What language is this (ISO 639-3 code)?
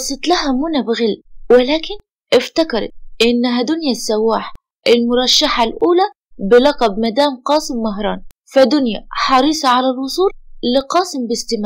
ara